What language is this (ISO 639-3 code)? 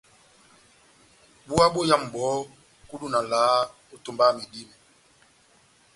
bnm